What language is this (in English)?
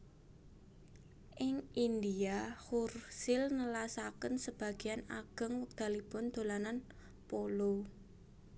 Javanese